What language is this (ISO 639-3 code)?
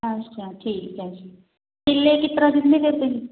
pan